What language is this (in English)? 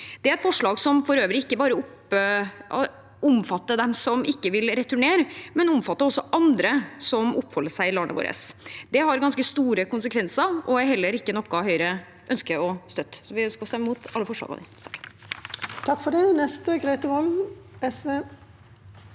Norwegian